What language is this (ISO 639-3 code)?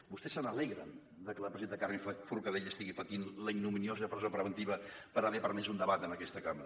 cat